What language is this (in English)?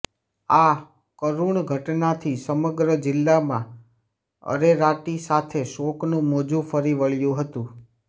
Gujarati